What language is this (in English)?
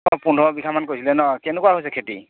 Assamese